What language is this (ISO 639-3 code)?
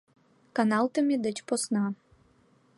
chm